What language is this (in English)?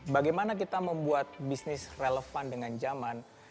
Indonesian